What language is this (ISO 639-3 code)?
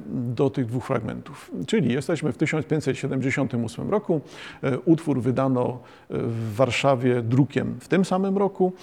pol